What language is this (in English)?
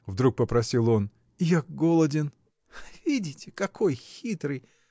Russian